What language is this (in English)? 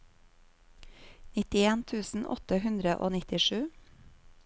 Norwegian